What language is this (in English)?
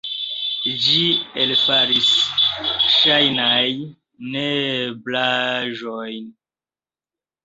Esperanto